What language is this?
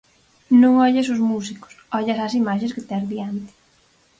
Galician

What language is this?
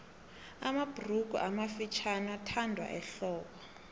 South Ndebele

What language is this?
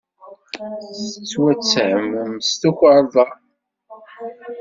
Kabyle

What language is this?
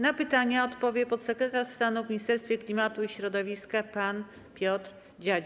Polish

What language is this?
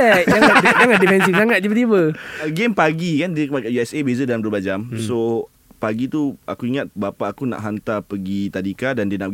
Malay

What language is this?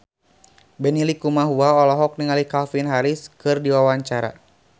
Sundanese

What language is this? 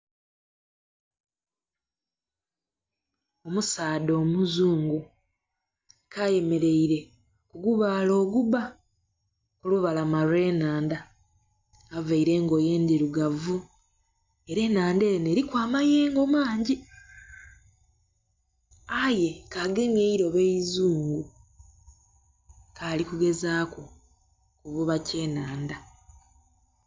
Soga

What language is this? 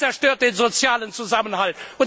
German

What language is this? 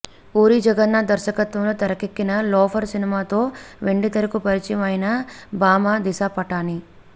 Telugu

